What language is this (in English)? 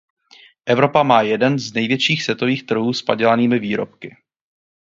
Czech